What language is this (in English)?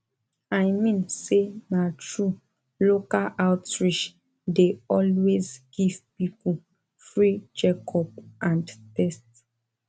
Nigerian Pidgin